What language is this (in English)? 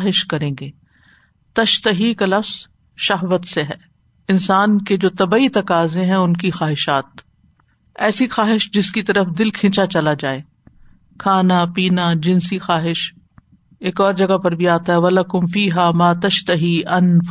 Urdu